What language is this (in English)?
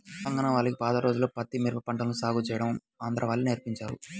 Telugu